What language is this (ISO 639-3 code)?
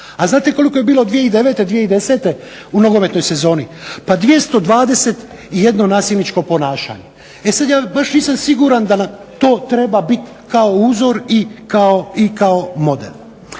hrv